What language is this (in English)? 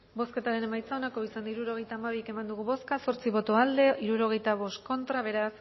Basque